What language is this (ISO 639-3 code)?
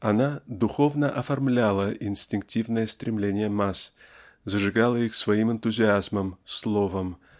rus